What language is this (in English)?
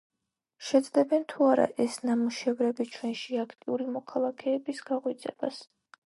Georgian